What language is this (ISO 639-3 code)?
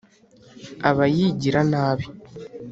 kin